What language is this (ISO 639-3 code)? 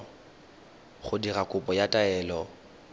tsn